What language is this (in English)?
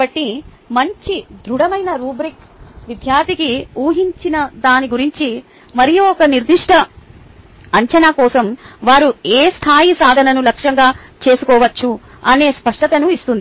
Telugu